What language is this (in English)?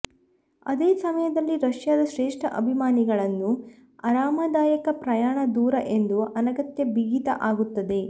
Kannada